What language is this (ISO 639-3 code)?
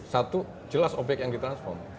ind